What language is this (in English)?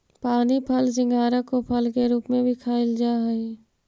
Magahi